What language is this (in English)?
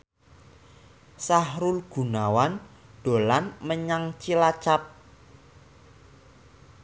Javanese